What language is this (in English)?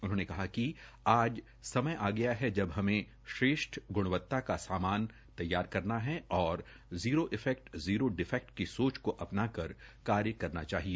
Hindi